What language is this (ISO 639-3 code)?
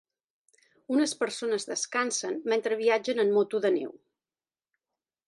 cat